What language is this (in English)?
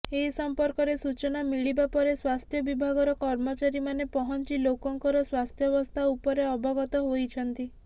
Odia